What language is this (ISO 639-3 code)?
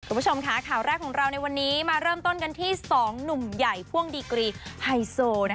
tha